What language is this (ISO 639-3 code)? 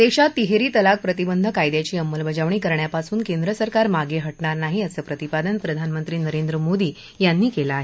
mar